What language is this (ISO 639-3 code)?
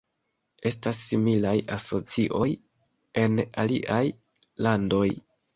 epo